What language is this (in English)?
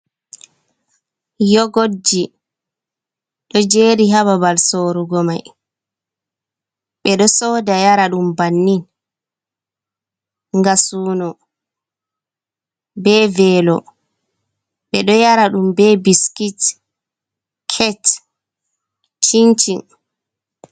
Fula